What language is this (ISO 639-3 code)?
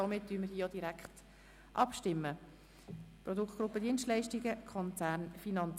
gsw